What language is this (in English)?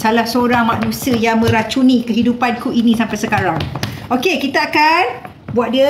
Malay